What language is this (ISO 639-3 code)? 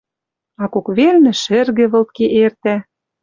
mrj